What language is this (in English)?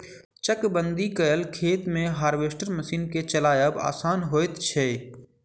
Maithili